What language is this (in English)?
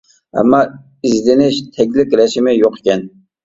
Uyghur